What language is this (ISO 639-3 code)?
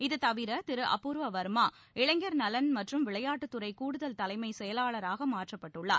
tam